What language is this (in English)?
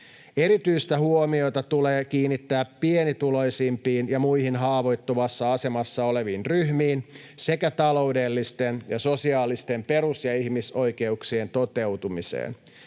Finnish